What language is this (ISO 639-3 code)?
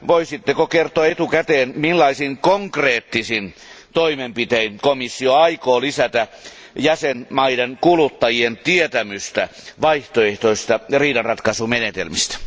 fin